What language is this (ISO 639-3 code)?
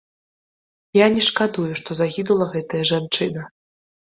bel